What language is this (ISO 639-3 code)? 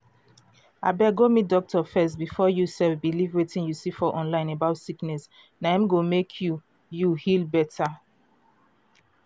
pcm